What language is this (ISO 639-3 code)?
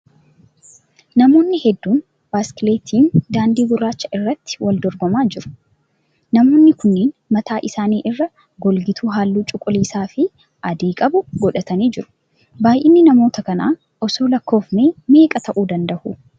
orm